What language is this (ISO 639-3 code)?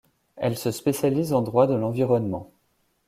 fra